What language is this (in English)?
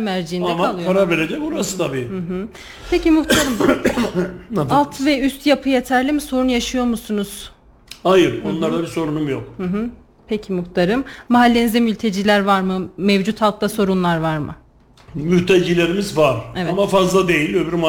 Turkish